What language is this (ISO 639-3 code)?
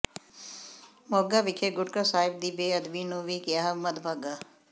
pan